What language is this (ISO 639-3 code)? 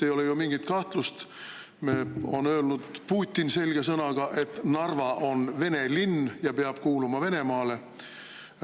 est